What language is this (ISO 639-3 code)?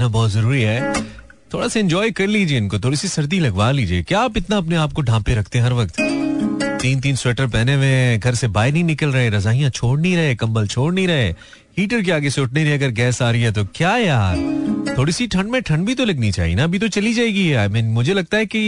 hin